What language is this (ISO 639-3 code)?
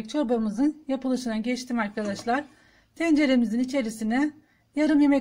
tur